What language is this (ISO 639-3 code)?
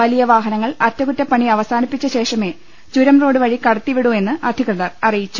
mal